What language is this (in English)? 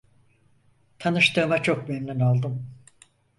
Turkish